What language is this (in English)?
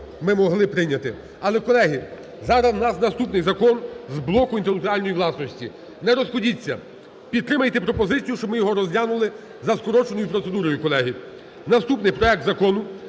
Ukrainian